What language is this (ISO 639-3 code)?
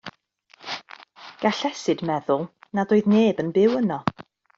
cym